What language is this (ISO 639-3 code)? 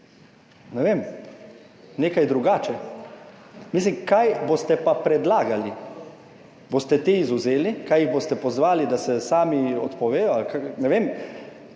slv